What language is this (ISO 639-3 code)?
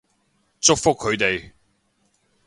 yue